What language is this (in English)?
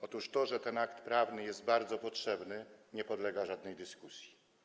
Polish